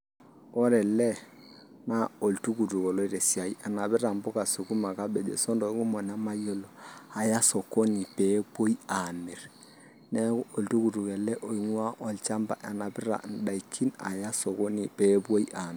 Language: Masai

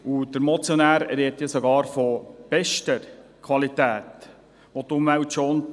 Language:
Swiss German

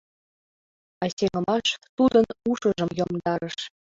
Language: Mari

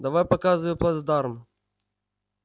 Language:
Russian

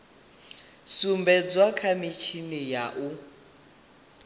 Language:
Venda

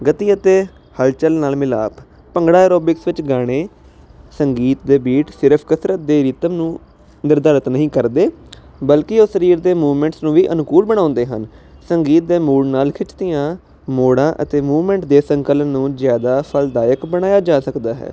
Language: Punjabi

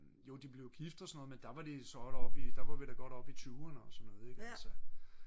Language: Danish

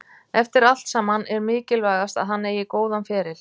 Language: Icelandic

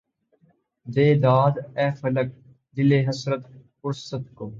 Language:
Urdu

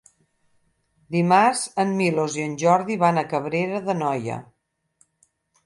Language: Catalan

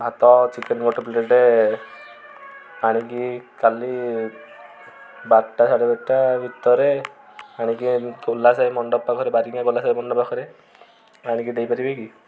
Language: Odia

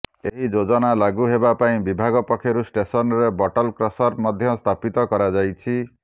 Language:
Odia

